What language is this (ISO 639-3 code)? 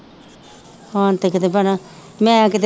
pan